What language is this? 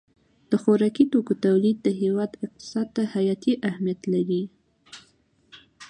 Pashto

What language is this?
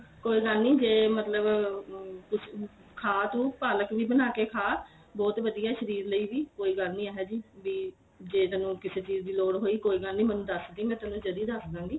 Punjabi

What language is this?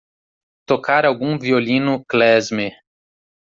Portuguese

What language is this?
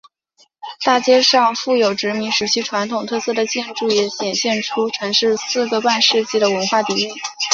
Chinese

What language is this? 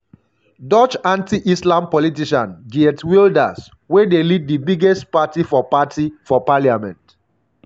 Nigerian Pidgin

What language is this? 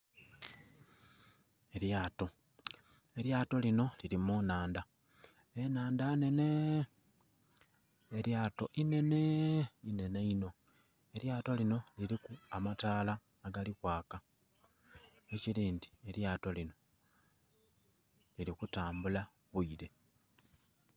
Soga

